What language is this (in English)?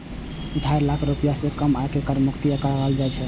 Maithili